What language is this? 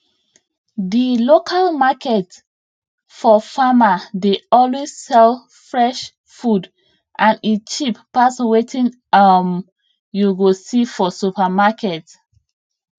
Nigerian Pidgin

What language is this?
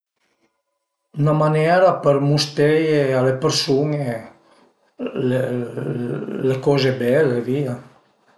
Piedmontese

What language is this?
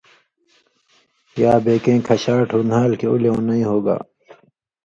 Indus Kohistani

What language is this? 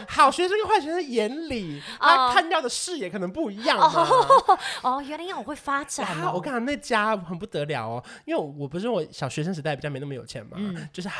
Chinese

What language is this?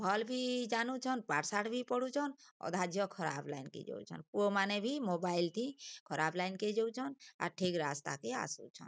Odia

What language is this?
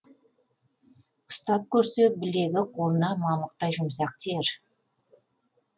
Kazakh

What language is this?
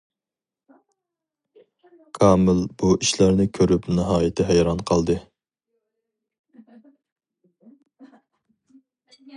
Uyghur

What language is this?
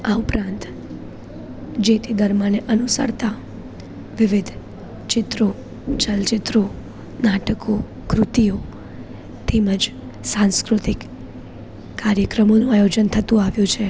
Gujarati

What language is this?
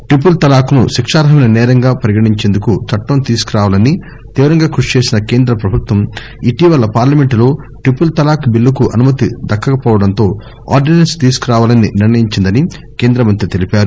Telugu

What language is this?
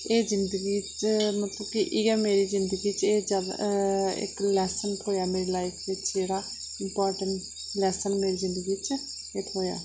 Dogri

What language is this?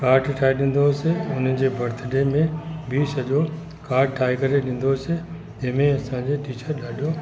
Sindhi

